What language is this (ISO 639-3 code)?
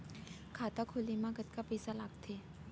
hne